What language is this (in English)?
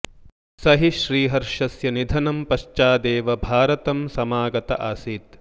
Sanskrit